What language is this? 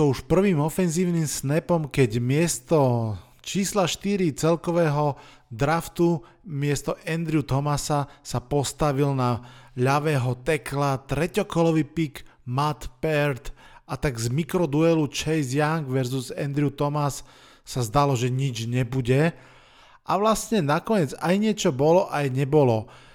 Slovak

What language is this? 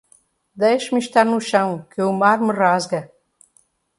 Portuguese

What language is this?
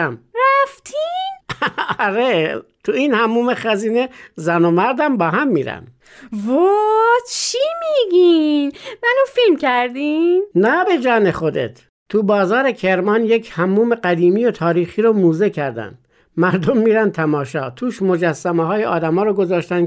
Persian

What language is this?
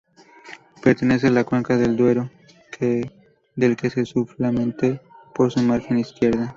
Spanish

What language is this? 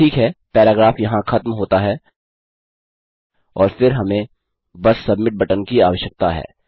Hindi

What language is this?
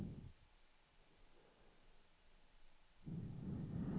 Swedish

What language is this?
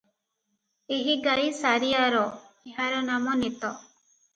Odia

